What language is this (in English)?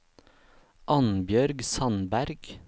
Norwegian